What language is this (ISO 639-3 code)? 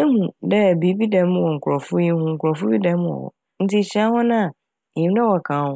aka